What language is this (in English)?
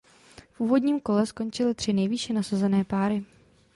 Czech